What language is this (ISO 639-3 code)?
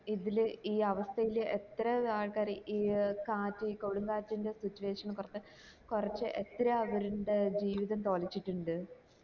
mal